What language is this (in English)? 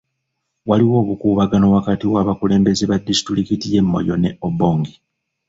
Ganda